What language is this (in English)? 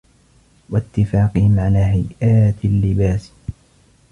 Arabic